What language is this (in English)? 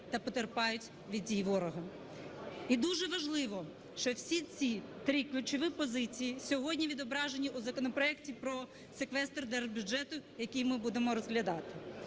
Ukrainian